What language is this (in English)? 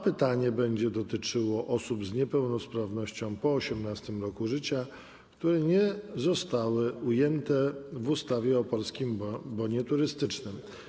Polish